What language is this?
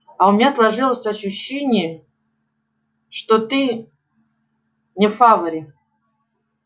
Russian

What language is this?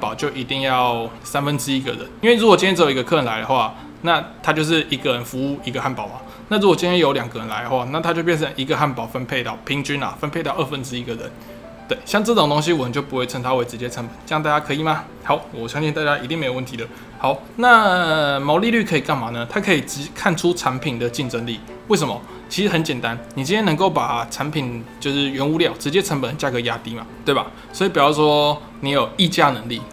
Chinese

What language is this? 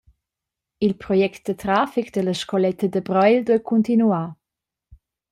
Romansh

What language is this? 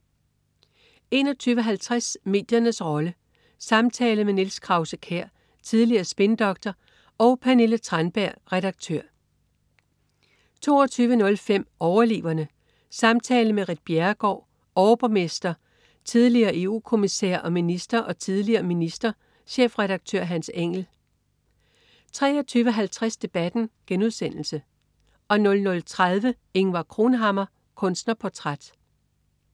Danish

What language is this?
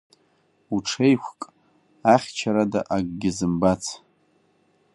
Abkhazian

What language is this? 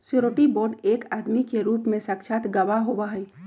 Magahi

